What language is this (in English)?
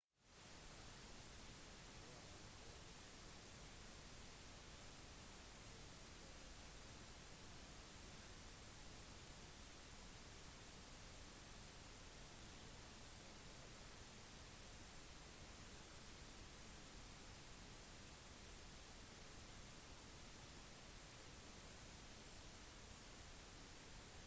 Norwegian Bokmål